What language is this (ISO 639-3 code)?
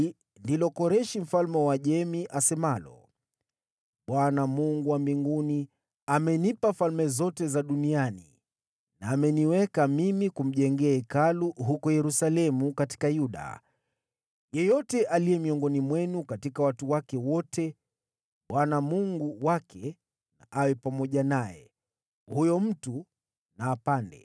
swa